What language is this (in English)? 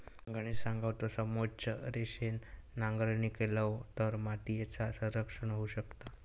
Marathi